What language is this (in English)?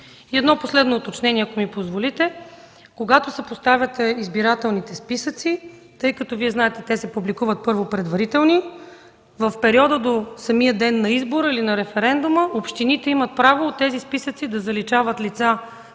Bulgarian